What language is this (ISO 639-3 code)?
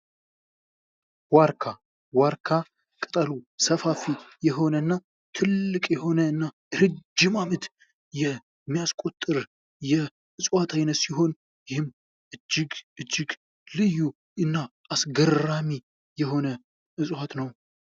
amh